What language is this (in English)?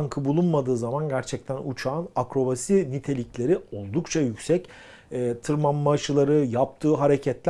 Turkish